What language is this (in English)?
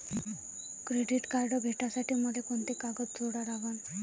Marathi